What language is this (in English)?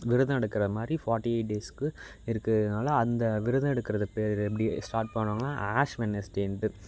Tamil